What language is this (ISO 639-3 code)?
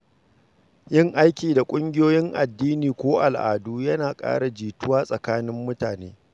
hau